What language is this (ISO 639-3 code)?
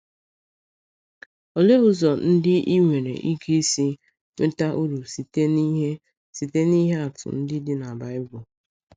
ibo